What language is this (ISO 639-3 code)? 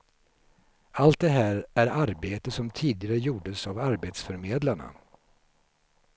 swe